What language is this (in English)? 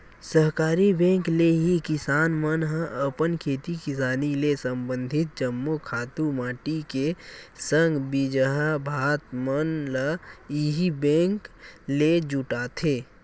Chhattisgarhi